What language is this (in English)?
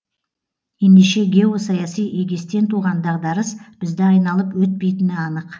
Kazakh